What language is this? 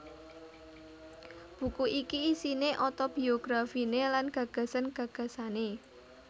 Javanese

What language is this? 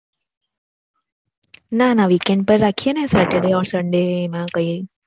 Gujarati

